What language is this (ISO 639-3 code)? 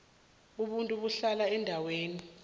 nbl